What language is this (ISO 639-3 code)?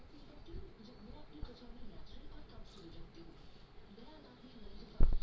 bho